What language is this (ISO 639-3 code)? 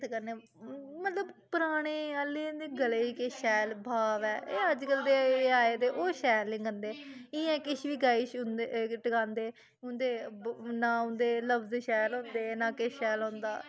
doi